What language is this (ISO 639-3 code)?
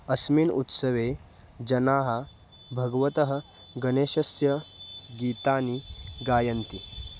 san